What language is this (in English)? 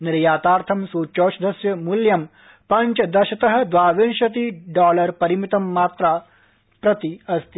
Sanskrit